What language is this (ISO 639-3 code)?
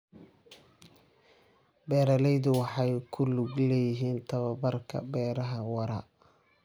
som